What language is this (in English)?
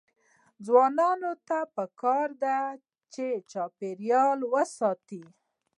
Pashto